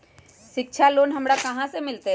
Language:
Magahi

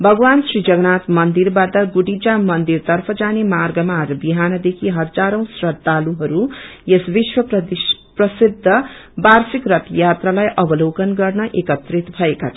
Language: Nepali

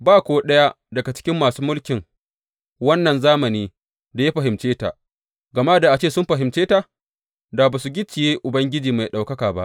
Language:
Hausa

